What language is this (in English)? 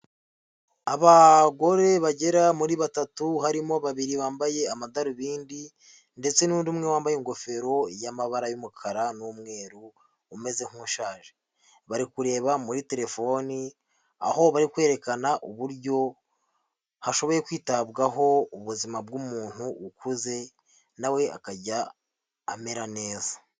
Kinyarwanda